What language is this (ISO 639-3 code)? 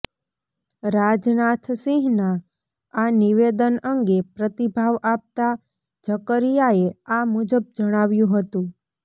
guj